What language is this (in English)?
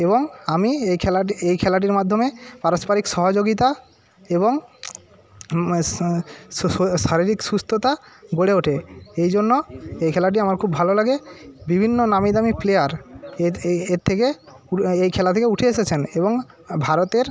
Bangla